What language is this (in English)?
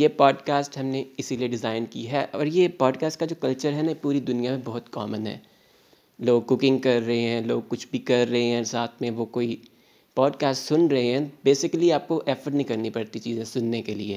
Urdu